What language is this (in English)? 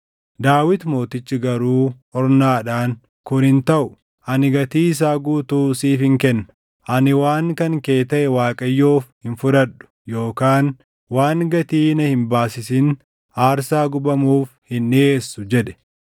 Oromo